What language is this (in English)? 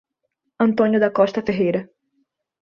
Portuguese